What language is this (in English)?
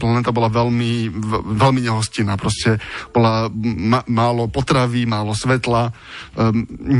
Slovak